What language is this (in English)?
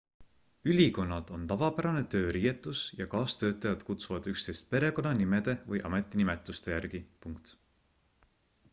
Estonian